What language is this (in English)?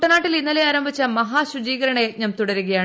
Malayalam